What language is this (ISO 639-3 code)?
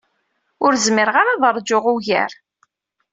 kab